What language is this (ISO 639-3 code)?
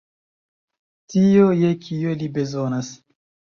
epo